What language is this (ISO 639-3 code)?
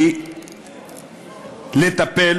heb